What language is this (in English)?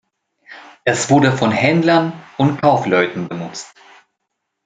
German